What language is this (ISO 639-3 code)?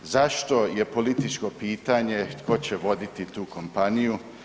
hrv